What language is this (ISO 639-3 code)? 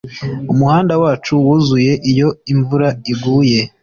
kin